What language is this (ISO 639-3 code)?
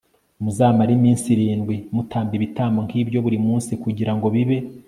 kin